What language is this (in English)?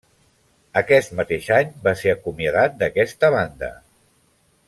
Catalan